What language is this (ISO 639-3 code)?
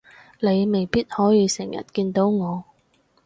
yue